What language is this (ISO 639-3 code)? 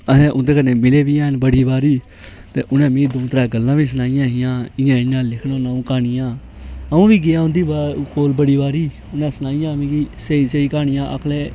doi